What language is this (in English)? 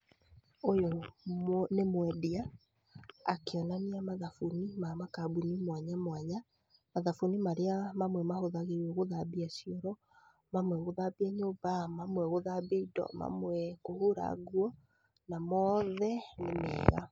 Kikuyu